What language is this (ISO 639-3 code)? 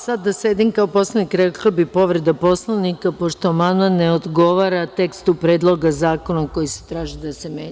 srp